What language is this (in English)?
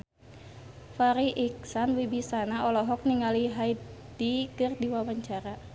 Sundanese